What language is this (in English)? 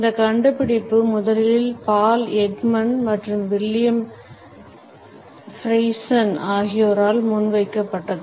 Tamil